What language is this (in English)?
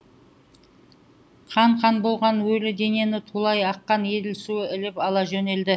Kazakh